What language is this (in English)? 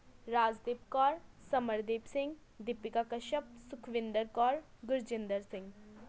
Punjabi